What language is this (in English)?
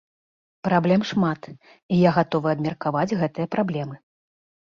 Belarusian